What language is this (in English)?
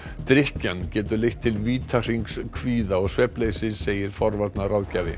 Icelandic